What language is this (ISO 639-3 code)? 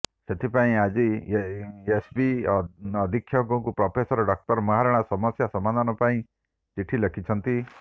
ori